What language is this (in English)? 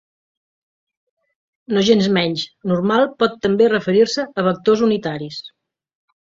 Catalan